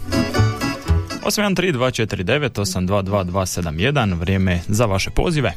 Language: Croatian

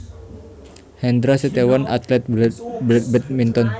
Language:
Javanese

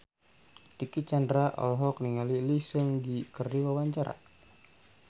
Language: Sundanese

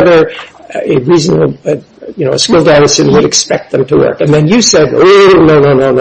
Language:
English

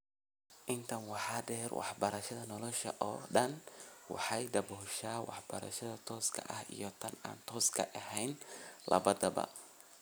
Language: Somali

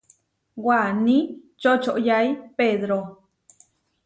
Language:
Huarijio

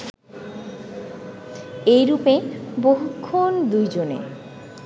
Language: Bangla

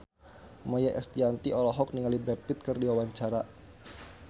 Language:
Sundanese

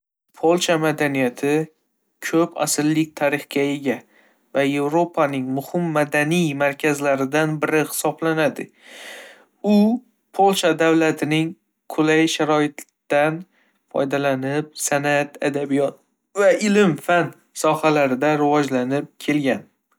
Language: Uzbek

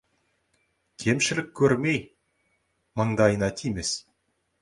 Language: Kazakh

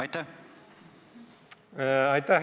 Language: Estonian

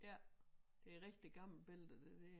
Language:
Danish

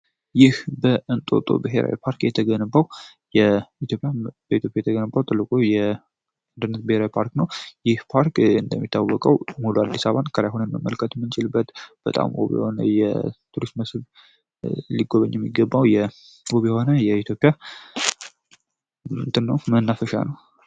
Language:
Amharic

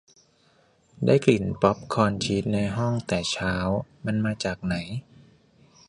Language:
Thai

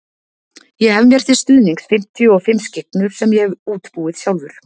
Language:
Icelandic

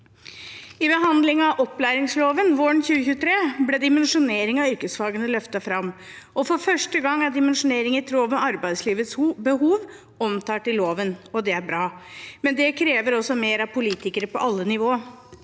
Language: Norwegian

